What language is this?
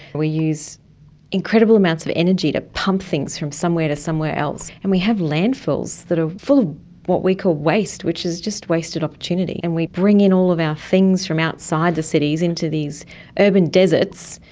English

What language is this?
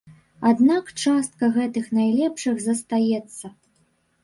Belarusian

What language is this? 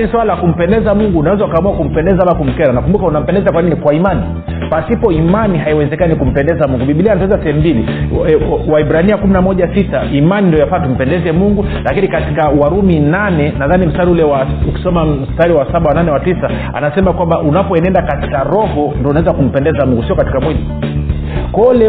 Swahili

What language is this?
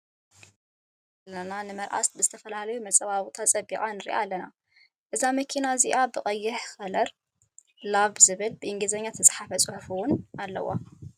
Tigrinya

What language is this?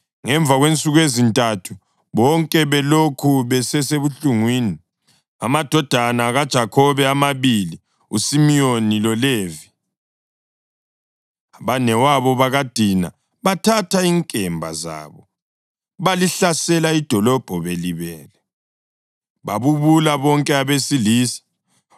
North Ndebele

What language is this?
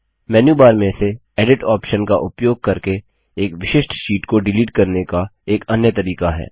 Hindi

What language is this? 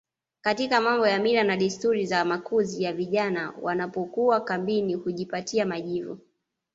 Swahili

